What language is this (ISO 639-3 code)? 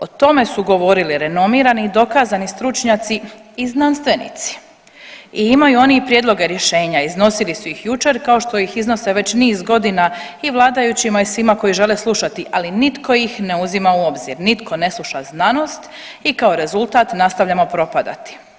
hrv